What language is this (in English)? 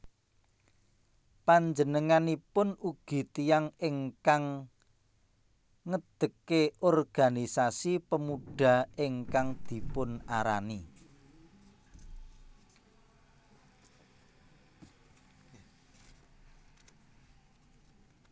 Javanese